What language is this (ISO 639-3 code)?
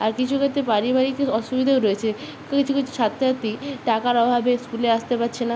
ben